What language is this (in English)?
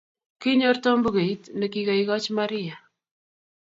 Kalenjin